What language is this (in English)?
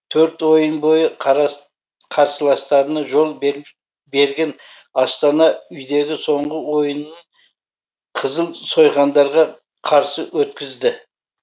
Kazakh